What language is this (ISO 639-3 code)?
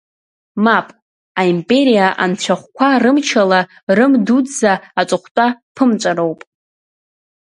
abk